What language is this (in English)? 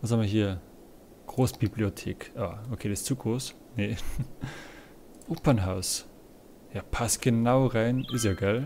German